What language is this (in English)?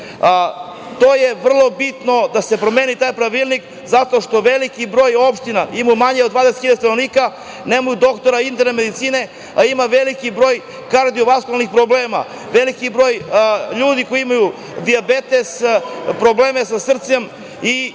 Serbian